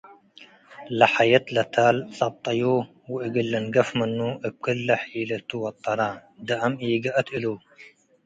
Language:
Tigre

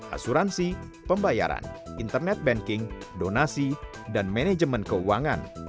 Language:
Indonesian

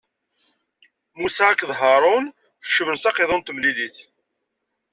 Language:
Kabyle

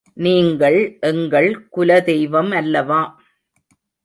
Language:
Tamil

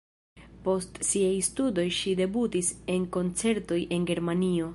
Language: Esperanto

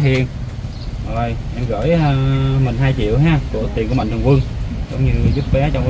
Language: Vietnamese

